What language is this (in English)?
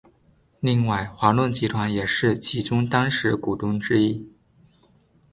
Chinese